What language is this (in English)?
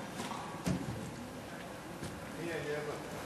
Hebrew